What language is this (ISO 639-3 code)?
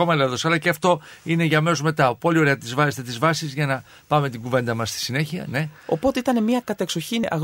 ell